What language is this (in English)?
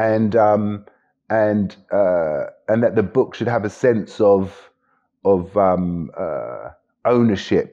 English